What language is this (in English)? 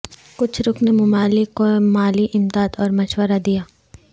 Urdu